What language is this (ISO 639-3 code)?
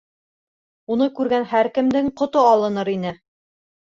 bak